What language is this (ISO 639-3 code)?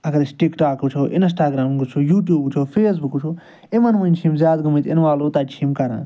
kas